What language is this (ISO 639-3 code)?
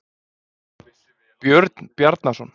isl